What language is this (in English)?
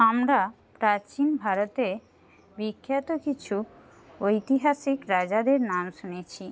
Bangla